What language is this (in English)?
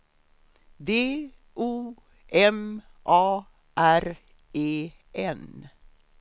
Swedish